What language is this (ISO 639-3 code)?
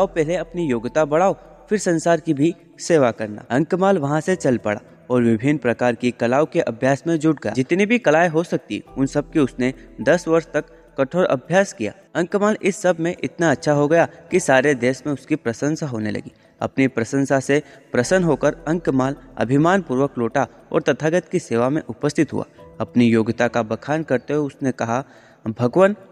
hin